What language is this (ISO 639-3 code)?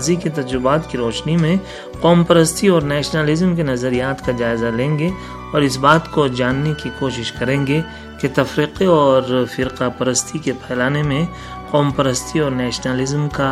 urd